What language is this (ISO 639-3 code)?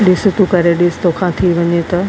snd